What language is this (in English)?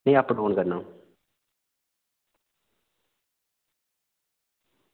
Dogri